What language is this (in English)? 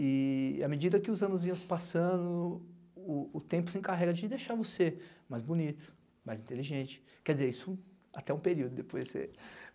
Portuguese